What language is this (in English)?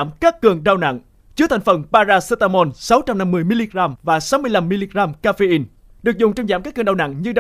Vietnamese